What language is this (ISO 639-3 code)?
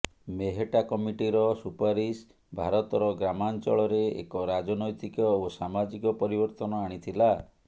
ori